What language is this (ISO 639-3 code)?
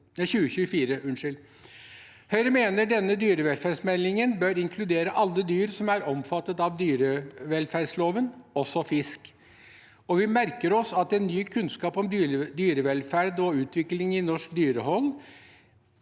nor